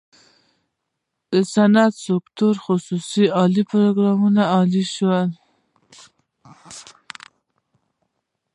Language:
Pashto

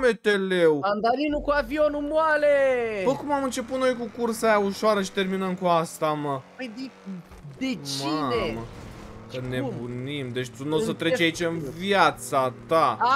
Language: Romanian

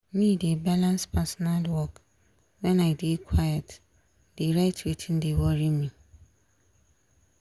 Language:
Nigerian Pidgin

